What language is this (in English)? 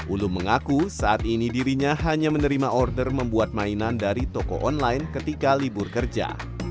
Indonesian